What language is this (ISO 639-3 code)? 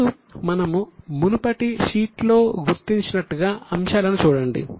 tel